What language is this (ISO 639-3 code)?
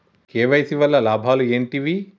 tel